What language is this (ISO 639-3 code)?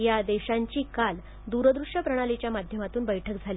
mar